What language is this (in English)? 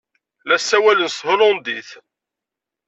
Kabyle